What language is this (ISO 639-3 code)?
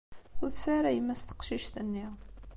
kab